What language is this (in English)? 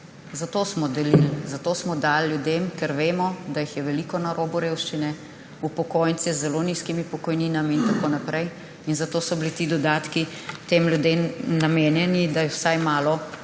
Slovenian